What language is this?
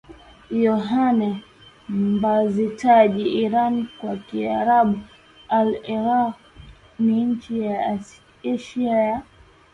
Swahili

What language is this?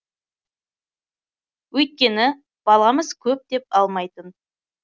Kazakh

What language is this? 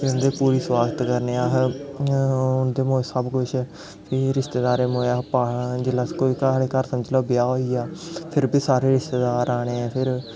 Dogri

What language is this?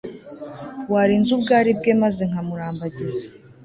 Kinyarwanda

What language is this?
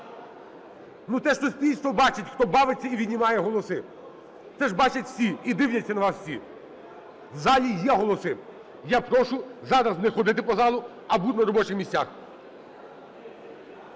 Ukrainian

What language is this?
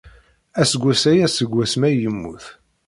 Kabyle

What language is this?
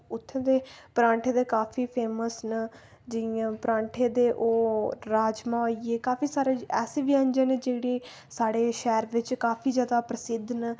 Dogri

